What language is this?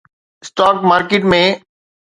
Sindhi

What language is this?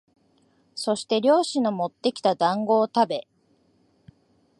Japanese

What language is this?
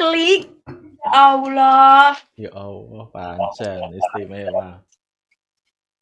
Indonesian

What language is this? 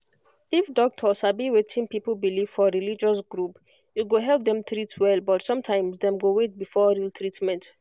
Nigerian Pidgin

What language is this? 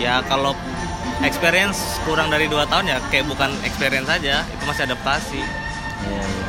Indonesian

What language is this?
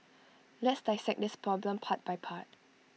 English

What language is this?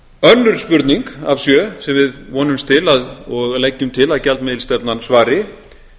Icelandic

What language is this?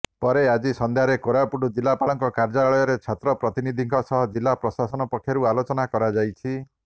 Odia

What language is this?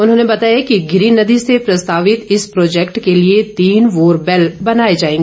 Hindi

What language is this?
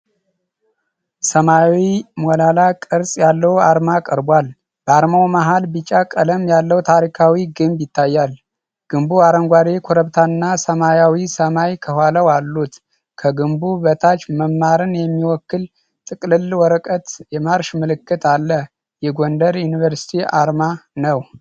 Amharic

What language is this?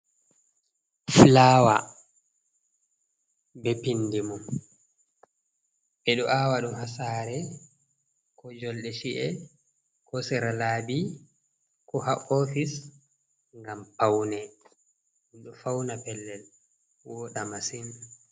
Fula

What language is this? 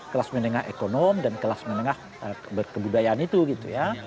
Indonesian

